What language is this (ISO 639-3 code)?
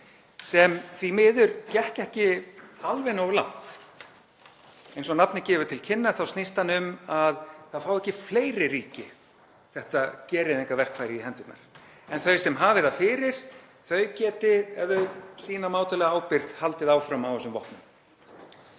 isl